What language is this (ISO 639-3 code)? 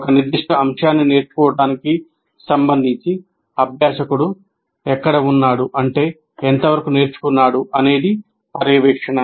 tel